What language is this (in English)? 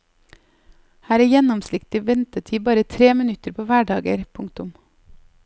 Norwegian